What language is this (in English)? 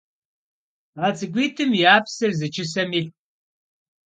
Kabardian